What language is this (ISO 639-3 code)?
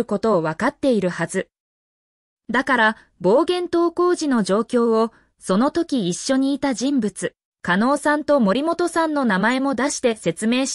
jpn